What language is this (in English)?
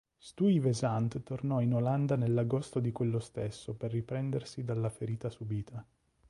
Italian